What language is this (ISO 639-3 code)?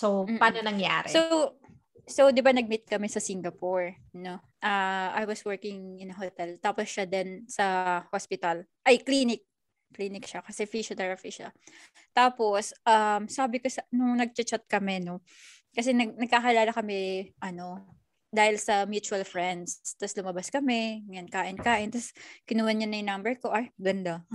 fil